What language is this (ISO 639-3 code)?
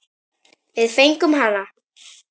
isl